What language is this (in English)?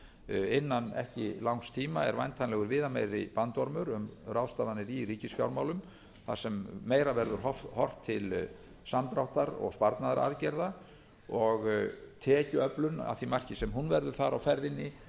Icelandic